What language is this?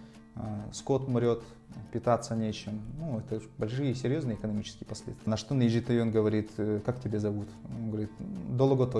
Russian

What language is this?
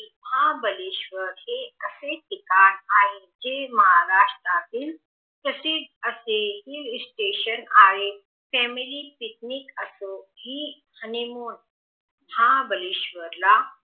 Marathi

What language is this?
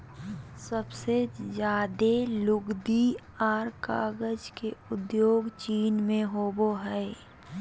Magahi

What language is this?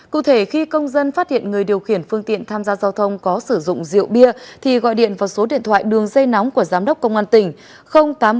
Vietnamese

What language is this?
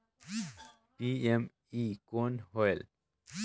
Chhattisgarhi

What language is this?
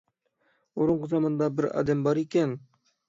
Uyghur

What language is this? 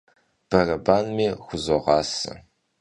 Kabardian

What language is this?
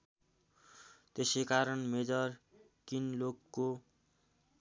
Nepali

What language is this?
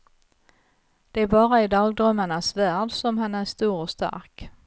Swedish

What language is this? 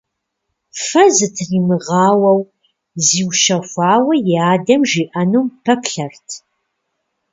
Kabardian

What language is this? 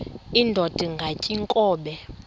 Xhosa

